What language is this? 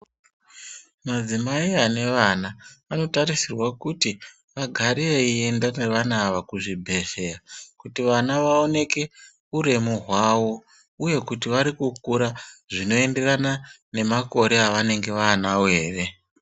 Ndau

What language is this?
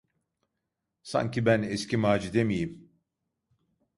Turkish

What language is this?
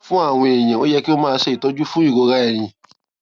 Yoruba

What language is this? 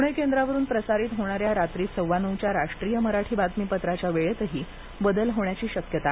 Marathi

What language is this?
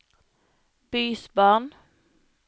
Norwegian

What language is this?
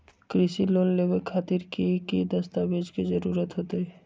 Magahi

